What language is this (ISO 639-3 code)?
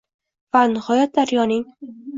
uzb